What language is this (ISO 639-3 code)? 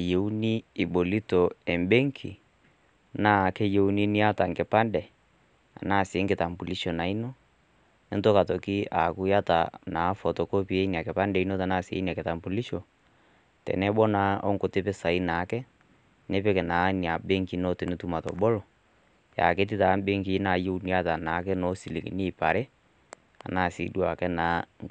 mas